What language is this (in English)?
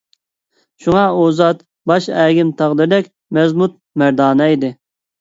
Uyghur